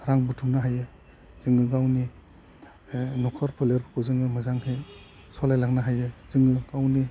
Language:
Bodo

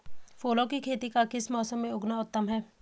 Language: Hindi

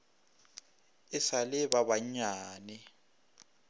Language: Northern Sotho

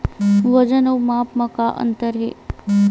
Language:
Chhattisgarhi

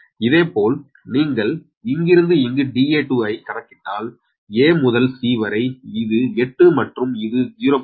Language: Tamil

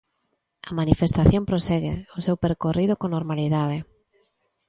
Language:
Galician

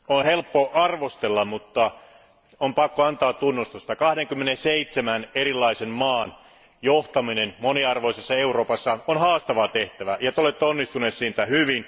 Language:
Finnish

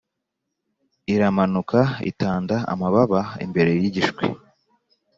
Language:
Kinyarwanda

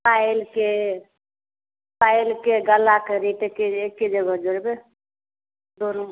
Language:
Maithili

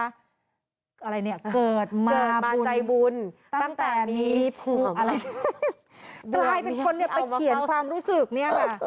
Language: Thai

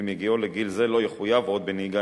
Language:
Hebrew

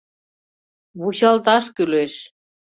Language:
Mari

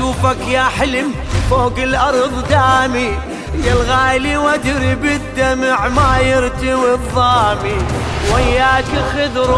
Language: Arabic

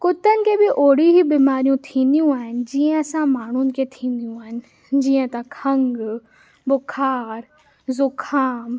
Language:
Sindhi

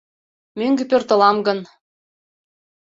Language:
Mari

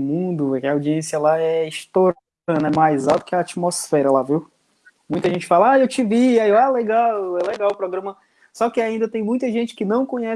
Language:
Portuguese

